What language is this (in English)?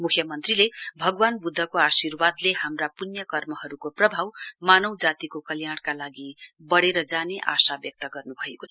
Nepali